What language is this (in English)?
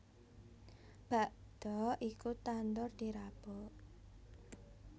Javanese